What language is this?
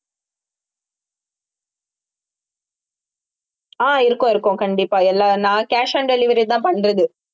Tamil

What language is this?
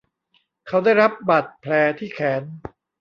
Thai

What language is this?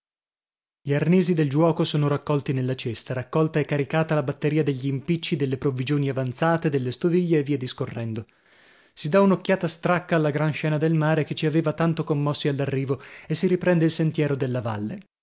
Italian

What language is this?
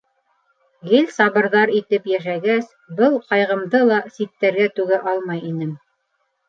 Bashkir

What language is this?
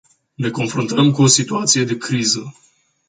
Romanian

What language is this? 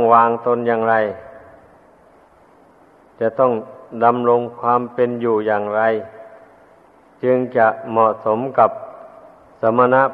Thai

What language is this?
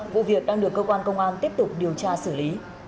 Vietnamese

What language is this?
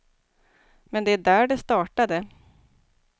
Swedish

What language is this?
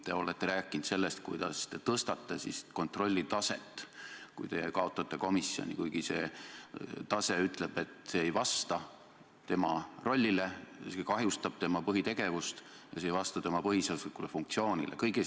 Estonian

